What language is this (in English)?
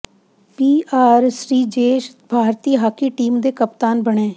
Punjabi